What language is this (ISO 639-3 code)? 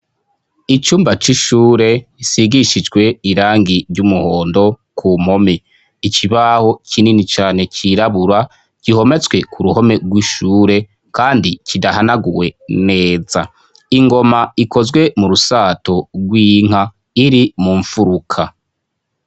run